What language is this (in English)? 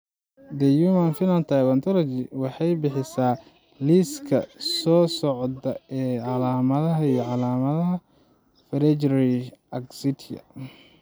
Somali